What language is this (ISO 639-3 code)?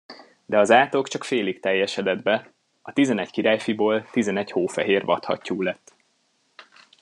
hun